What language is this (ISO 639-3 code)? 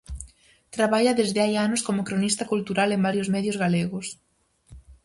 glg